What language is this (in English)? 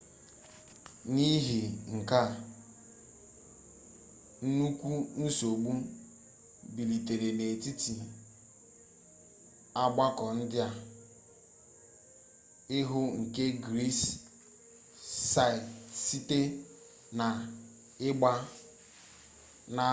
Igbo